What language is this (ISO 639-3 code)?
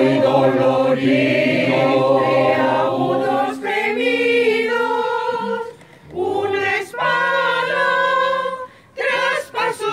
ukr